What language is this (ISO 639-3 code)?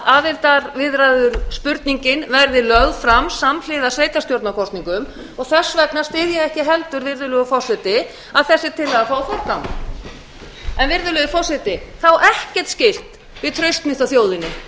isl